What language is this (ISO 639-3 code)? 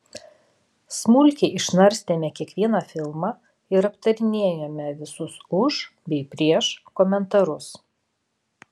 lit